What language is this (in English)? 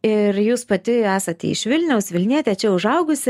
Lithuanian